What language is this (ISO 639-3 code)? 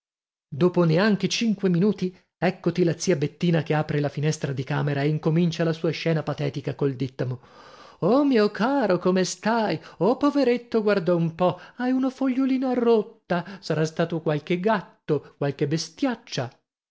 ita